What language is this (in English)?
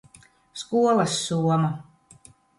Latvian